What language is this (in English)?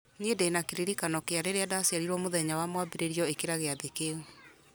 Kikuyu